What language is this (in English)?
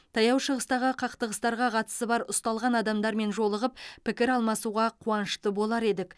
Kazakh